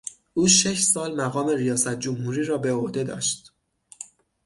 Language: Persian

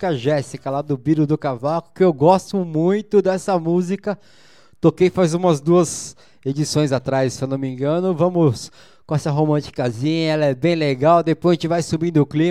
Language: Portuguese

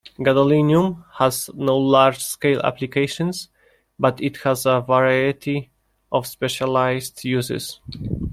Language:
English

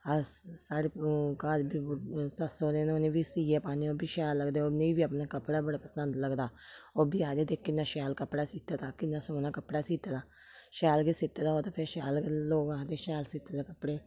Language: Dogri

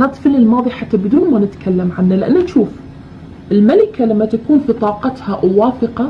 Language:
Arabic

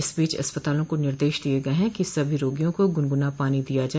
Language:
Hindi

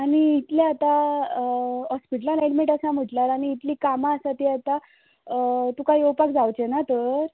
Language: Konkani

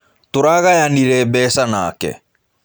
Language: Kikuyu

